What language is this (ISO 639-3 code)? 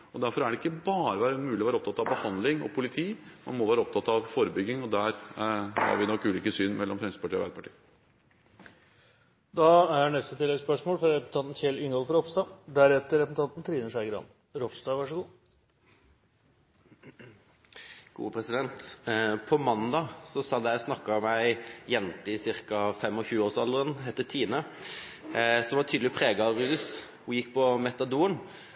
nor